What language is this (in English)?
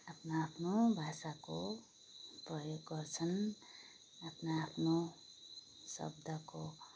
Nepali